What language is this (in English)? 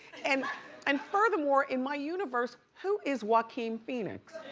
English